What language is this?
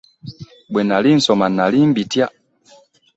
Ganda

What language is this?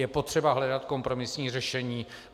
Czech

